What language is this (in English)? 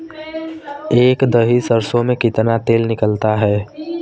Hindi